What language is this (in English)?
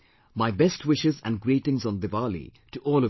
English